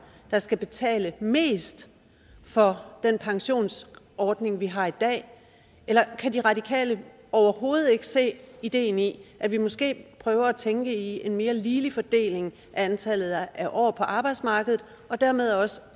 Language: Danish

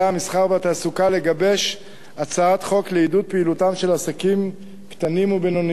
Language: Hebrew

